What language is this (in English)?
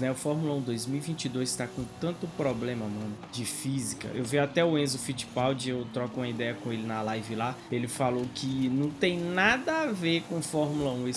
Portuguese